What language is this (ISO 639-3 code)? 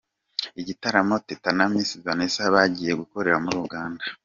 kin